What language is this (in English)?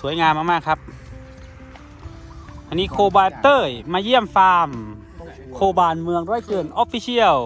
Thai